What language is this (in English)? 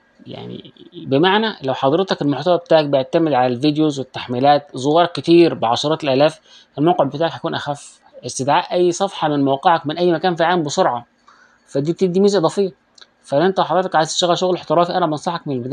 Arabic